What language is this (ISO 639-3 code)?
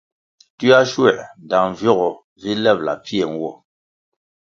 nmg